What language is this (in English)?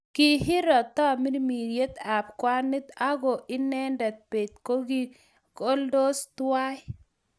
Kalenjin